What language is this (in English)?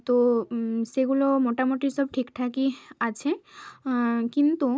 Bangla